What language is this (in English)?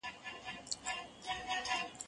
Pashto